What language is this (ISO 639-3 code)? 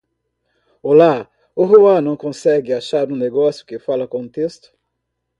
por